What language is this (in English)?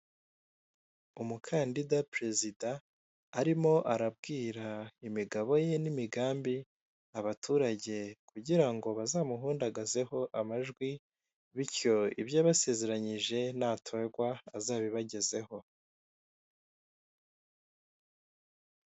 Kinyarwanda